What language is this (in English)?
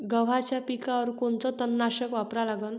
Marathi